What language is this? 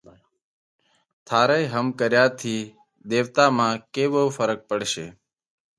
Parkari Koli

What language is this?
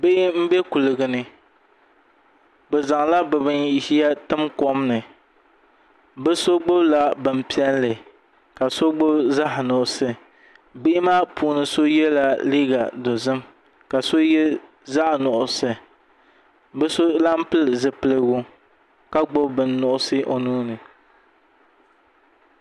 Dagbani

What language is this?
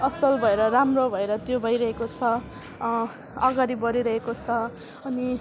Nepali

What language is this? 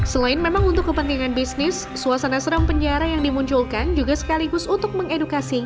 Indonesian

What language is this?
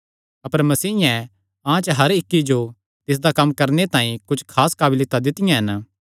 Kangri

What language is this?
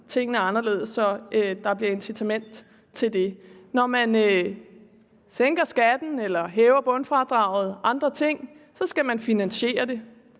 Danish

